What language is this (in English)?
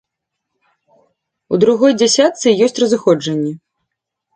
Belarusian